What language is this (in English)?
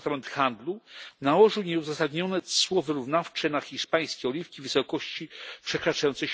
Polish